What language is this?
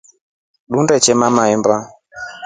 Rombo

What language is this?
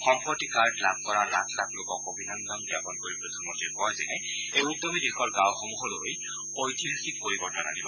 Assamese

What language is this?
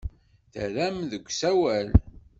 Kabyle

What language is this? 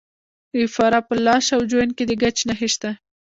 Pashto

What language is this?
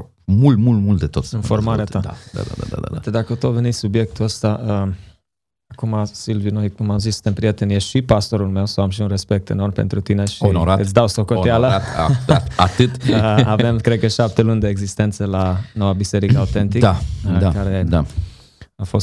Romanian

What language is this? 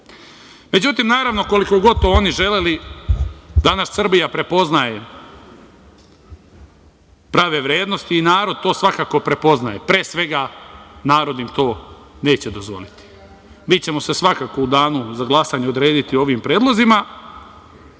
Serbian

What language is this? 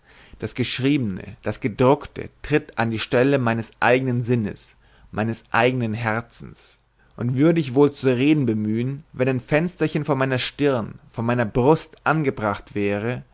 German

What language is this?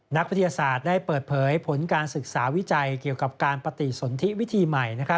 Thai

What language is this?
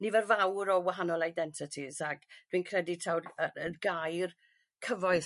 Welsh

